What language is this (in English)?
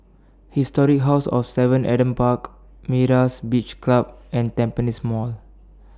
English